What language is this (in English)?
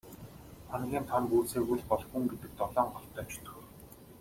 Mongolian